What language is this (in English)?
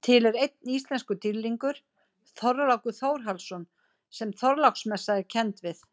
Icelandic